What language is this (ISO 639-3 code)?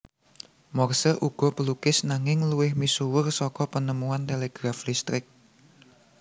jav